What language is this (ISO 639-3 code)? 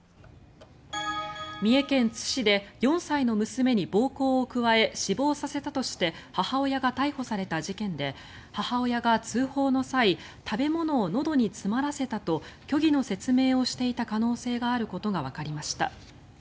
jpn